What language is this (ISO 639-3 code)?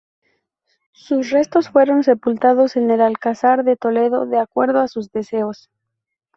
spa